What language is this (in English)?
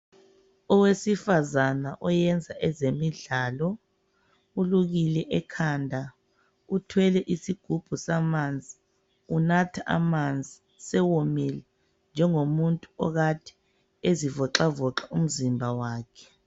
North Ndebele